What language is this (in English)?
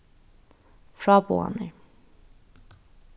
Faroese